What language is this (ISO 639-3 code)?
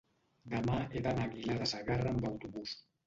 cat